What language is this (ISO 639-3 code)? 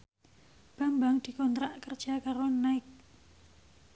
jav